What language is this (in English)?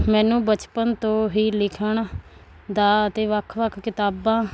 Punjabi